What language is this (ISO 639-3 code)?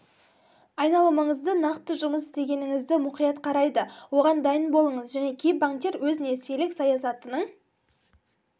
kaz